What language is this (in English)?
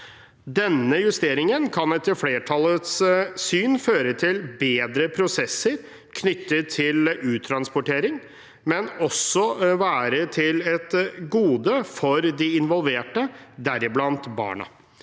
Norwegian